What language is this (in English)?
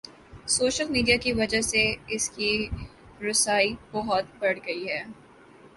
Urdu